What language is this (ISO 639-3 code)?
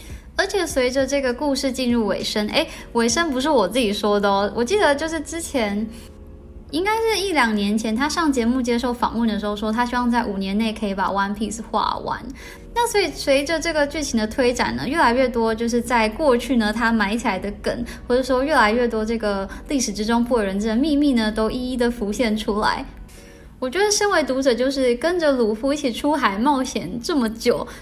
zho